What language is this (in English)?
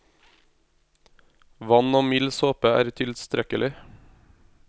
Norwegian